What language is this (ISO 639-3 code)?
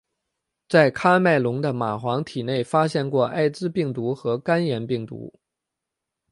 zho